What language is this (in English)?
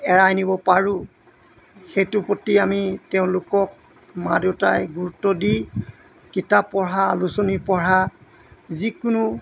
Assamese